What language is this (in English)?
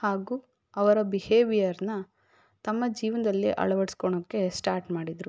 Kannada